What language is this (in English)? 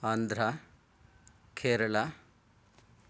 Sanskrit